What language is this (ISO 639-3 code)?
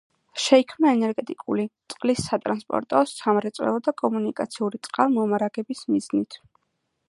kat